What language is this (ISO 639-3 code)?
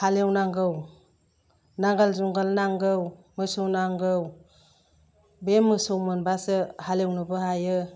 brx